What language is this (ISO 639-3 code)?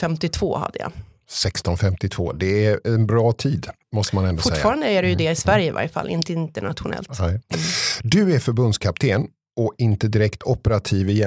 swe